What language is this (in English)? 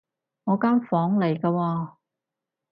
Cantonese